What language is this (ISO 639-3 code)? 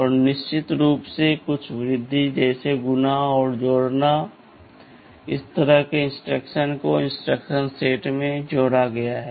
hin